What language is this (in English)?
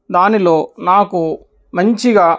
Telugu